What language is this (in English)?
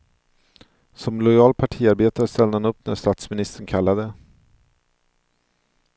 Swedish